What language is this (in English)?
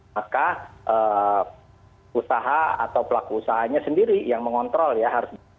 Indonesian